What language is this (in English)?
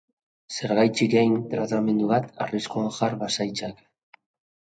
Basque